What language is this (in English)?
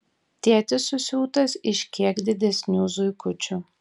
Lithuanian